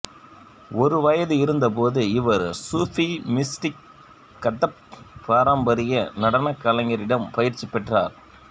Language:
Tamil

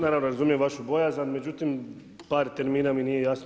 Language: Croatian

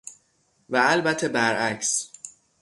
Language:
Persian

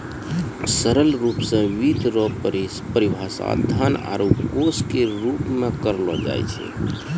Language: Maithili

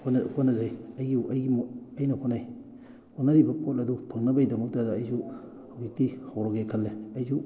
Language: Manipuri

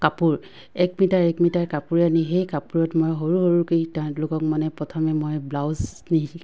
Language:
Assamese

